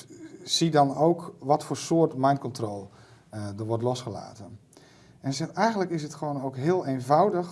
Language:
Dutch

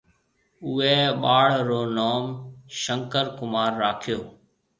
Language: Marwari (Pakistan)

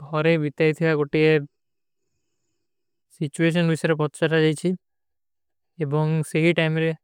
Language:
Kui (India)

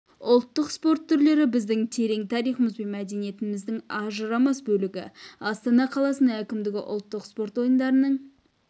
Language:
Kazakh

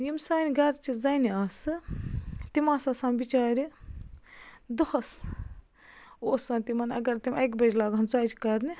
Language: Kashmiri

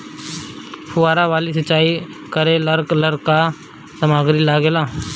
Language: Bhojpuri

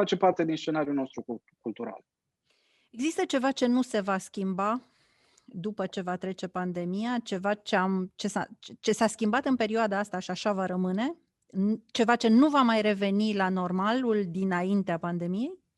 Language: Romanian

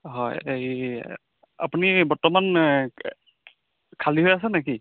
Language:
Assamese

